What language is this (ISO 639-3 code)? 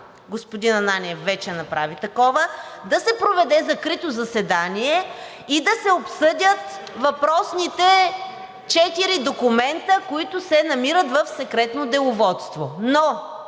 bul